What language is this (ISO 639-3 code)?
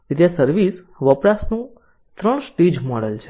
guj